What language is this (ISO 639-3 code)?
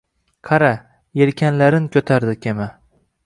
uzb